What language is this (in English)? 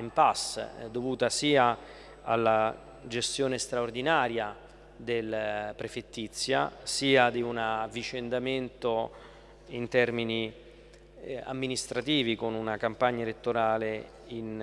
Italian